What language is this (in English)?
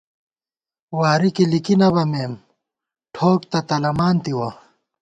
Gawar-Bati